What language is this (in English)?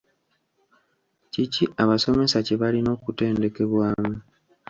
Ganda